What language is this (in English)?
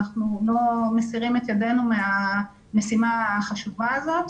Hebrew